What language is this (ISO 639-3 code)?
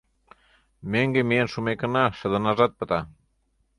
chm